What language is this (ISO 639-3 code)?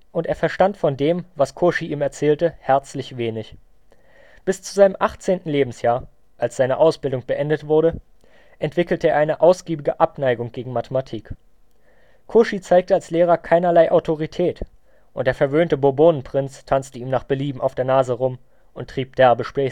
deu